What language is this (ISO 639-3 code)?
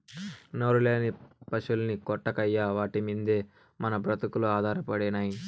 tel